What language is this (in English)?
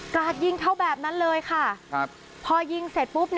Thai